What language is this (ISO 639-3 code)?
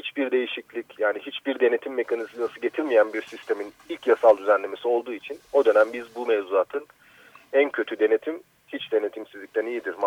tur